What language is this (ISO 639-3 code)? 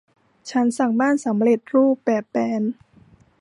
tha